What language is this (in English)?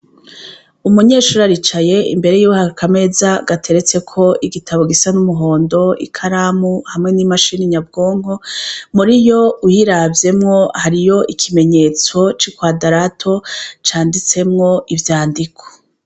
Rundi